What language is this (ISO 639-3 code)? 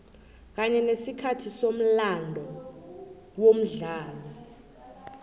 nbl